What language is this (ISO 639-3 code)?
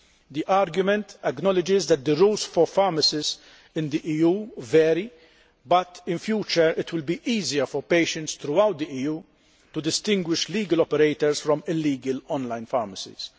eng